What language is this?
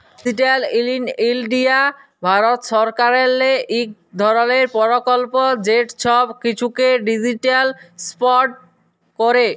Bangla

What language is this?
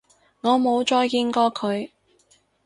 Cantonese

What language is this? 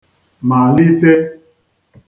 Igbo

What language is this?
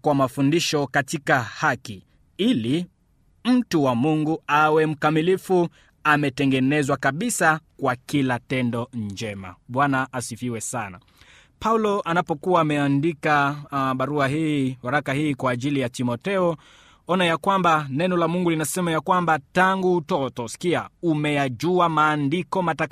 Swahili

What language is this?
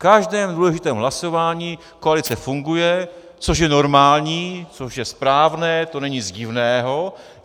Czech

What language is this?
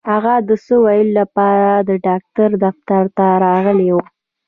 Pashto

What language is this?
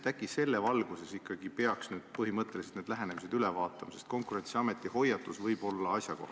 Estonian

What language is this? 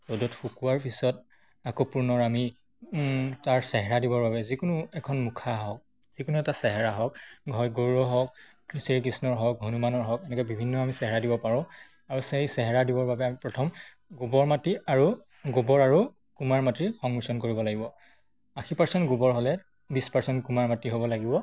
Assamese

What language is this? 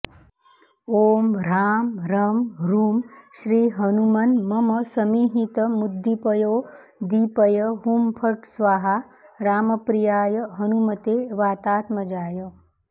Sanskrit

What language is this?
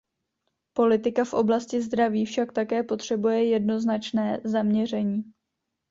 Czech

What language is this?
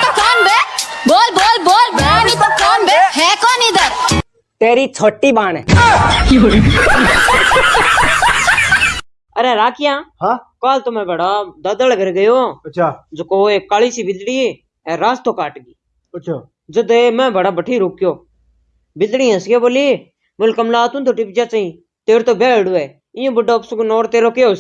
Hindi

